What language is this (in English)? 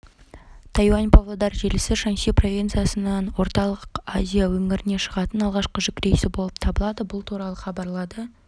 Kazakh